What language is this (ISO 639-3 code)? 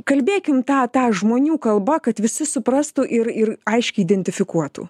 lit